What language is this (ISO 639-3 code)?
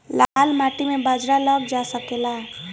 bho